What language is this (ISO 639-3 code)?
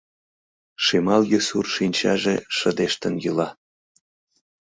chm